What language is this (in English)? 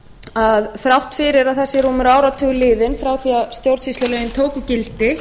Icelandic